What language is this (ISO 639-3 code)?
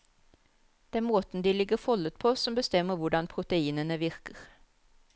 nor